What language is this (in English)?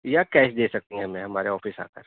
Urdu